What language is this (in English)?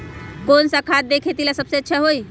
Magahi